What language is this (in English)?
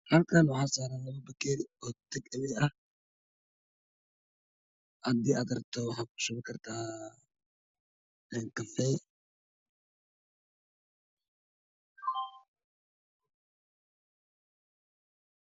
Somali